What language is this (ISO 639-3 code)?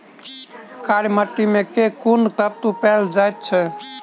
mai